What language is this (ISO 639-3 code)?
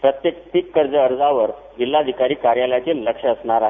mar